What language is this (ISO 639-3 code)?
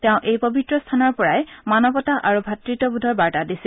asm